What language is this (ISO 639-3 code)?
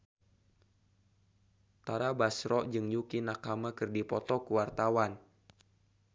sun